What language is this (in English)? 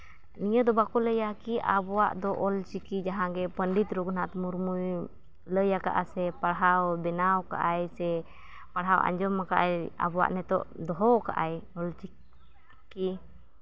Santali